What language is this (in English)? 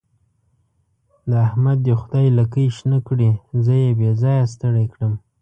Pashto